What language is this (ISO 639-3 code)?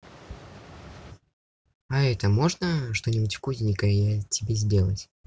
rus